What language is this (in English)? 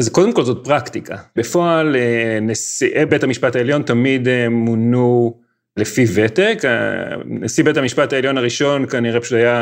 Hebrew